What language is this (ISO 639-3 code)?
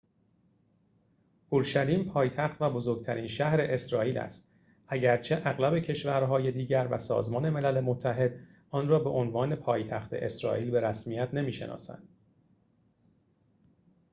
fas